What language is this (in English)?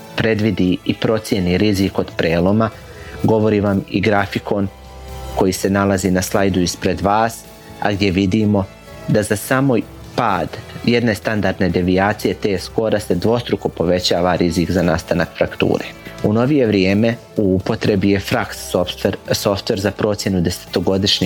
Croatian